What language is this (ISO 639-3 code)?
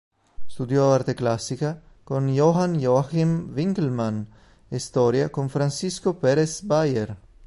ita